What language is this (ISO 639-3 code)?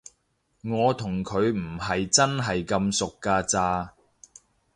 yue